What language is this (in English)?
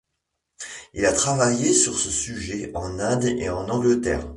French